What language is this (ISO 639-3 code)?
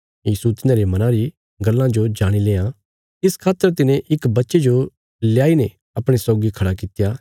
kfs